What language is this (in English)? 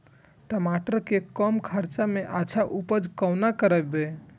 Maithili